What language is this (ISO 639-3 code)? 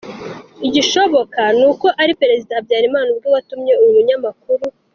kin